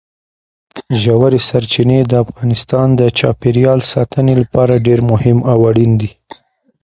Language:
Pashto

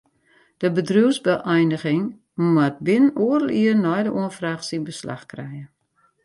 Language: Western Frisian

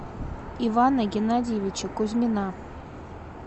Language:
Russian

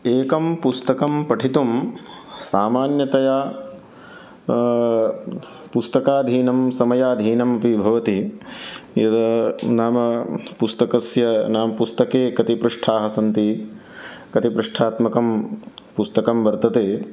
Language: Sanskrit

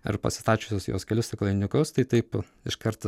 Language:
Lithuanian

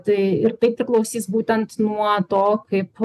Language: Lithuanian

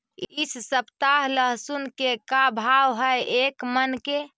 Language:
Magahi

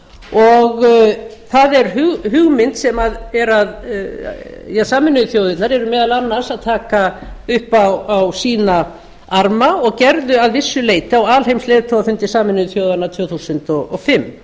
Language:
Icelandic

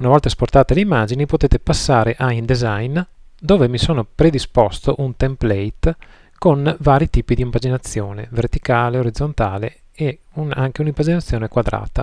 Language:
Italian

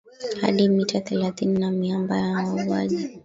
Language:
Swahili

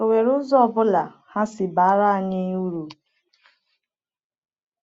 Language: Igbo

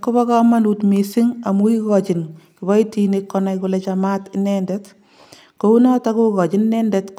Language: Kalenjin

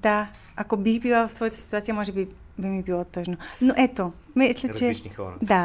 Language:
Bulgarian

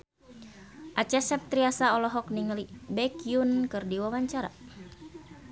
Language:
Sundanese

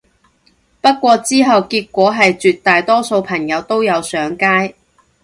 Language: Cantonese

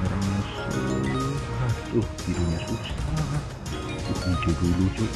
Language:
Indonesian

